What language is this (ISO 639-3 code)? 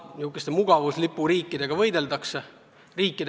est